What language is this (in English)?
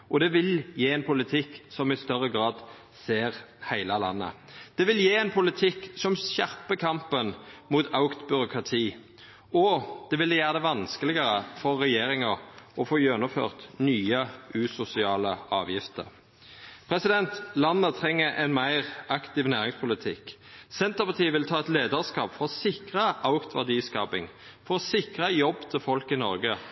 Norwegian Nynorsk